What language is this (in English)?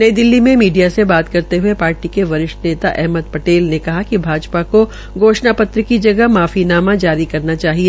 Hindi